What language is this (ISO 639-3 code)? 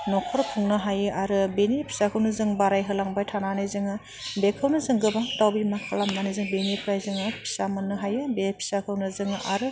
brx